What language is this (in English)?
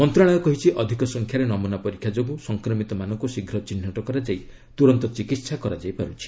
Odia